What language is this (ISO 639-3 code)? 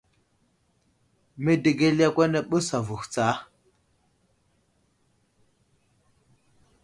udl